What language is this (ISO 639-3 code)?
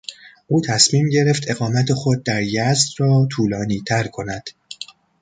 fas